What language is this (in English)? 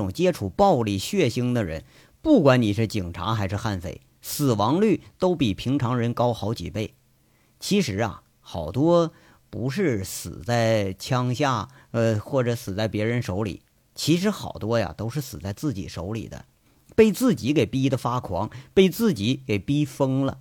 Chinese